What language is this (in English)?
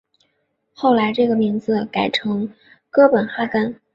Chinese